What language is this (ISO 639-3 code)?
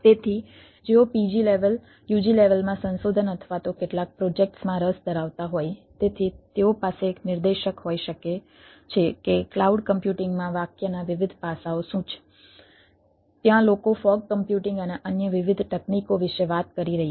guj